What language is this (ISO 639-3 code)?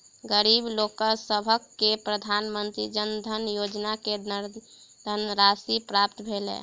mai